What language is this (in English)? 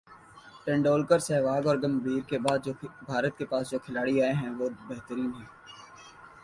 Urdu